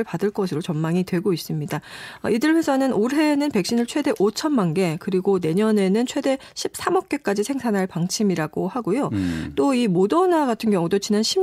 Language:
Korean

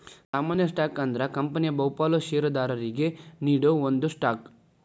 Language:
Kannada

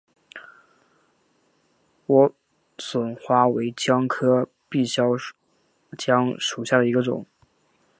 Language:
Chinese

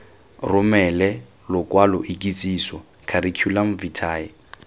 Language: Tswana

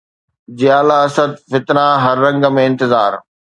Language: Sindhi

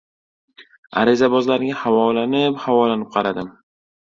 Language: Uzbek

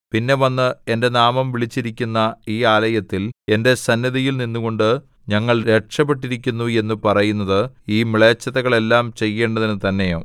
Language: Malayalam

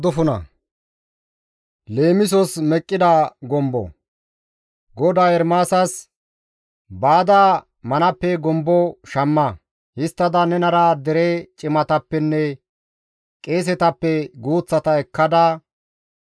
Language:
Gamo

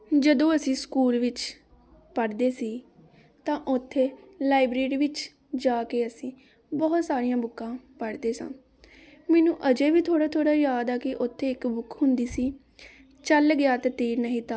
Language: Punjabi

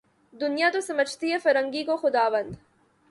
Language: Urdu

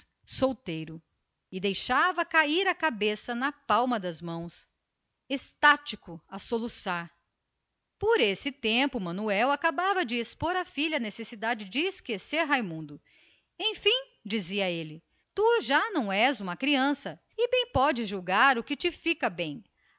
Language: Portuguese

